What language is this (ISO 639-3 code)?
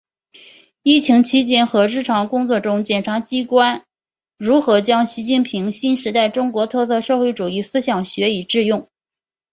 zho